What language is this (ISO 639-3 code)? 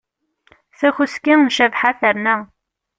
kab